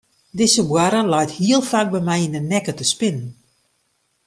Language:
Western Frisian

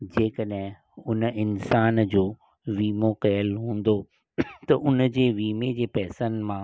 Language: Sindhi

